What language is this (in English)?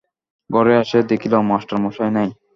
Bangla